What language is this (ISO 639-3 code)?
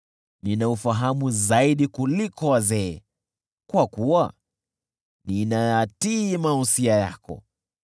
swa